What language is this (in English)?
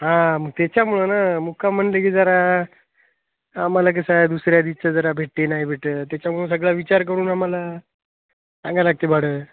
Marathi